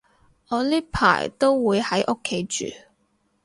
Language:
Cantonese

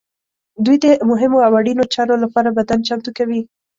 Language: Pashto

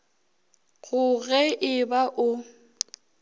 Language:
Northern Sotho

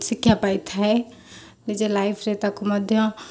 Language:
Odia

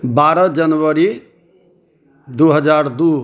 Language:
Maithili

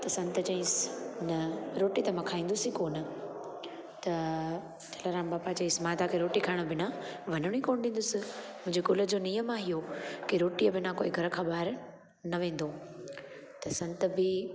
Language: Sindhi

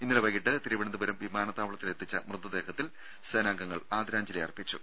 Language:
Malayalam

